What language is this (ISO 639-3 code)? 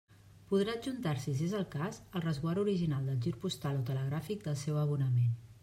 cat